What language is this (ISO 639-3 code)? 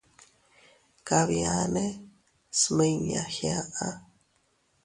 cut